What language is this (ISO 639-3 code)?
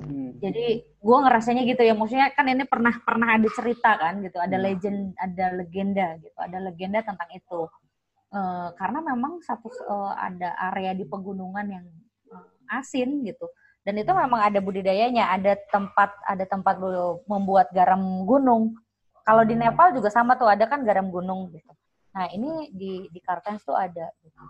ind